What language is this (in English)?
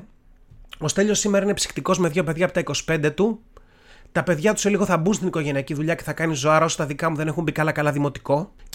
Greek